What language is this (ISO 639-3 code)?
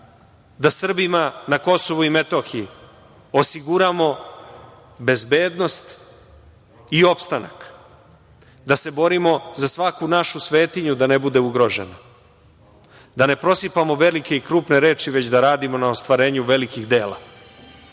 srp